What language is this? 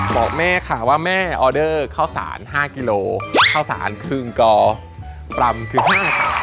Thai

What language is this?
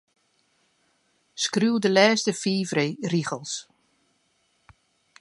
Western Frisian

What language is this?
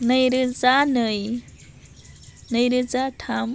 Bodo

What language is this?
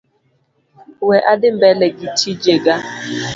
Luo (Kenya and Tanzania)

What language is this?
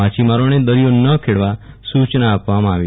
Gujarati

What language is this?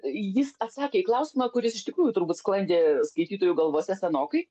Lithuanian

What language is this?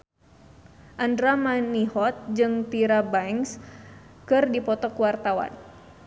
Sundanese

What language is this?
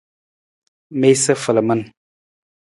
Nawdm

